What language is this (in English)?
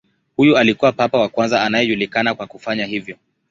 Swahili